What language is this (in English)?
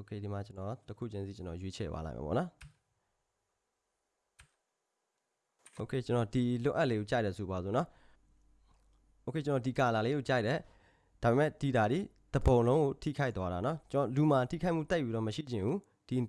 Korean